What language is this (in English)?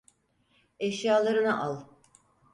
Turkish